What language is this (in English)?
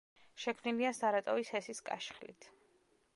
Georgian